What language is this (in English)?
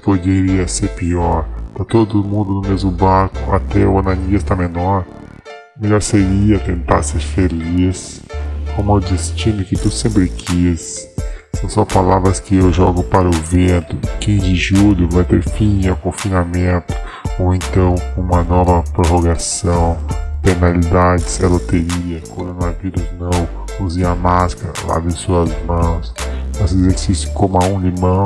Portuguese